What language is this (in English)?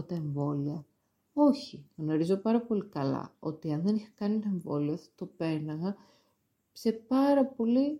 Greek